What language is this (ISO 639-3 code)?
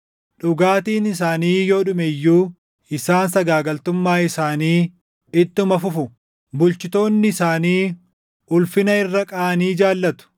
orm